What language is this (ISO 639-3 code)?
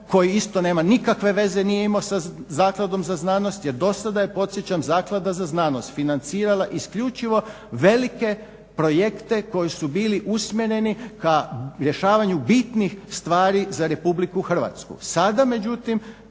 hrv